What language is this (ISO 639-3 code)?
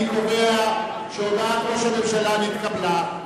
heb